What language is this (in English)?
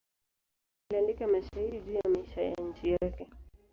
Swahili